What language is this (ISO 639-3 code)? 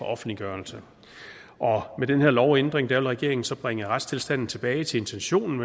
dan